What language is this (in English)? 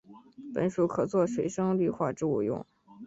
Chinese